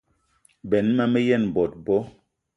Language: Eton (Cameroon)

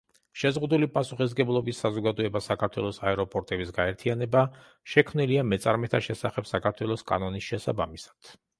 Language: Georgian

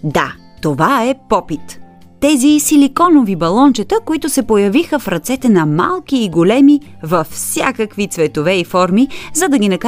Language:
Bulgarian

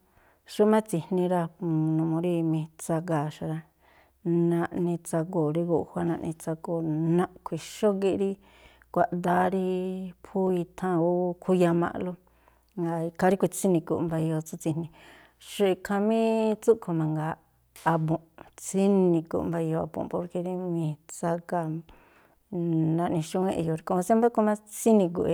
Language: Tlacoapa Me'phaa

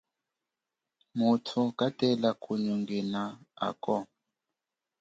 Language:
Chokwe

